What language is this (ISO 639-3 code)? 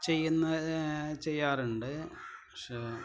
mal